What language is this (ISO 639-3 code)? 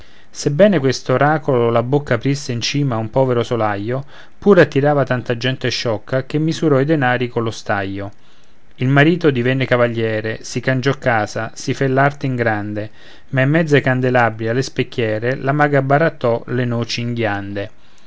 ita